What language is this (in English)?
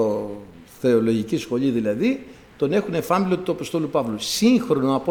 Greek